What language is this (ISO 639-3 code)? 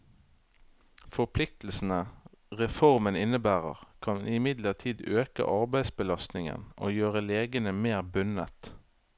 nor